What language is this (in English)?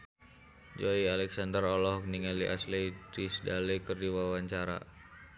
Sundanese